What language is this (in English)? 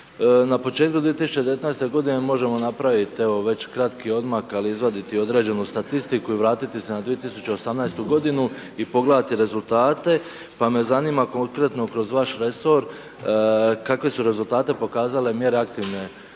Croatian